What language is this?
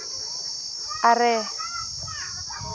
Santali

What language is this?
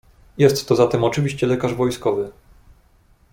Polish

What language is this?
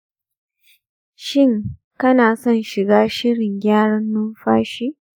Hausa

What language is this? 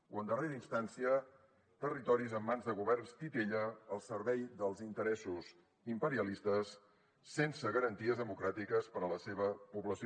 Catalan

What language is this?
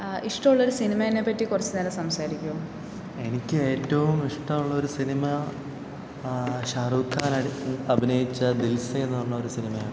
Malayalam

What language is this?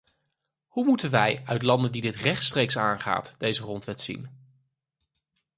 Dutch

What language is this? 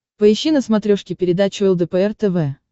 Russian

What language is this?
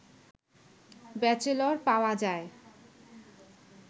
Bangla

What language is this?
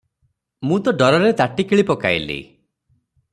Odia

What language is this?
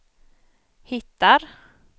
Swedish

